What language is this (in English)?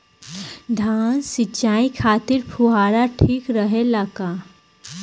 Bhojpuri